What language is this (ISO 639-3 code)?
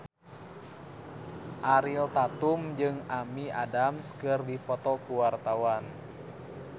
sun